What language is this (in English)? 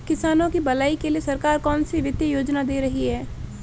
Hindi